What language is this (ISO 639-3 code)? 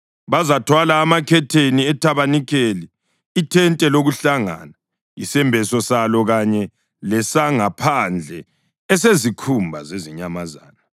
nde